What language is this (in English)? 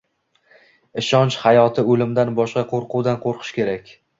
Uzbek